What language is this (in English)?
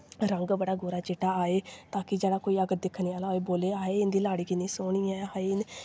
Dogri